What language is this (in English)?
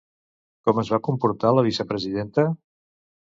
Catalan